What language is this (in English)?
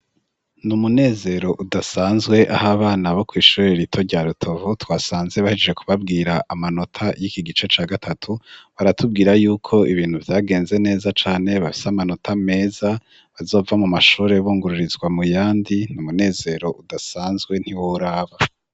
Rundi